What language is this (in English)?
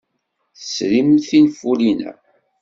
Kabyle